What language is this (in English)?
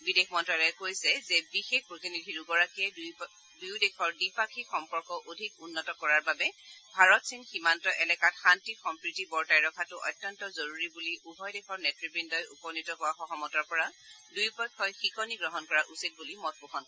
Assamese